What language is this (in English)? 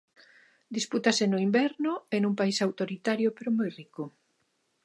Galician